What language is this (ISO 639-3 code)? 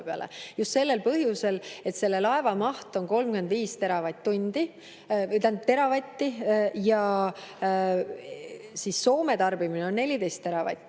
est